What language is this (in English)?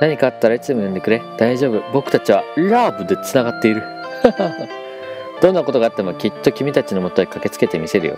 Japanese